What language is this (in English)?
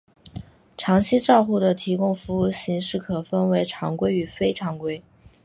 Chinese